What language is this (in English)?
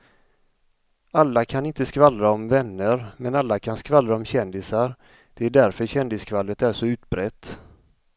Swedish